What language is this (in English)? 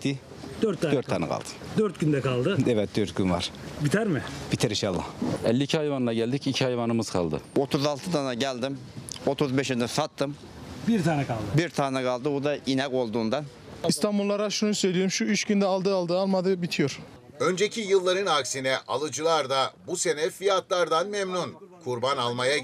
Turkish